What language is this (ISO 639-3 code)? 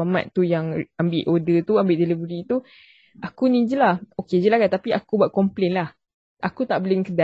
msa